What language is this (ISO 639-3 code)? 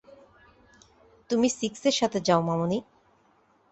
ben